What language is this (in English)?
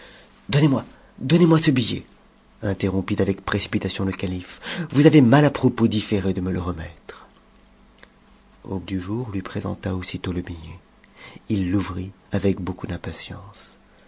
French